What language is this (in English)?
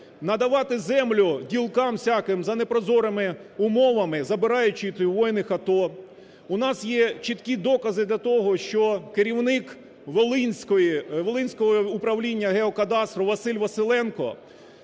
Ukrainian